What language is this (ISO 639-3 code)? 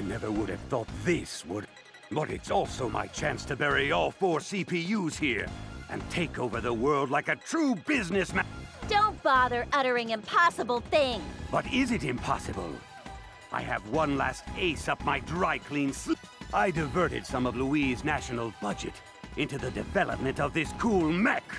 eng